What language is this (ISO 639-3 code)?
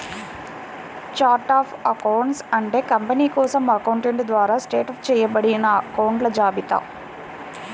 tel